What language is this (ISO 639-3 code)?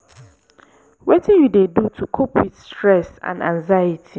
pcm